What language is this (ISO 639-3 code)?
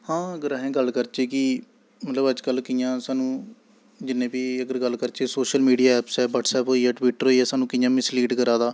doi